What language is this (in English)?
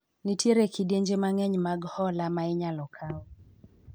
Luo (Kenya and Tanzania)